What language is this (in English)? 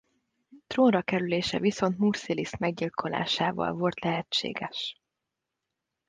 Hungarian